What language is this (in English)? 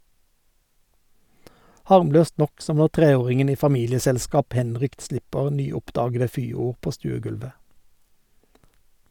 Norwegian